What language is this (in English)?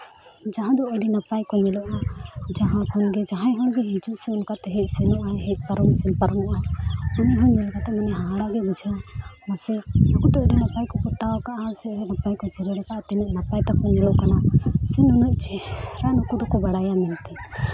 Santali